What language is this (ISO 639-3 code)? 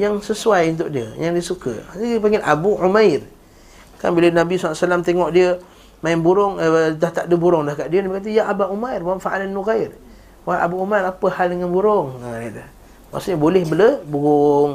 msa